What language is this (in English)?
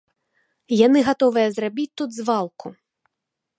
Belarusian